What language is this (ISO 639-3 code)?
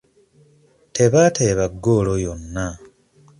lug